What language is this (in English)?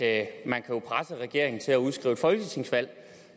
Danish